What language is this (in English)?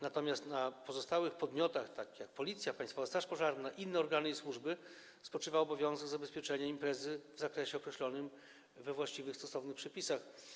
Polish